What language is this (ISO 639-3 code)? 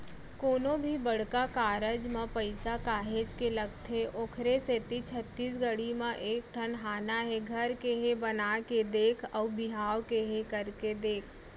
hne